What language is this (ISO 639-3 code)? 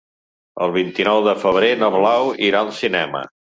cat